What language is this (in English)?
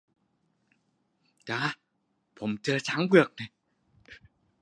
Thai